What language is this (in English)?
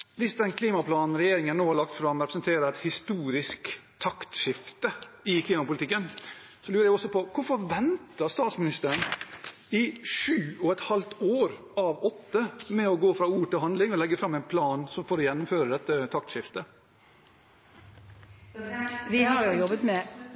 Norwegian Bokmål